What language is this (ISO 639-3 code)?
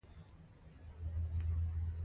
pus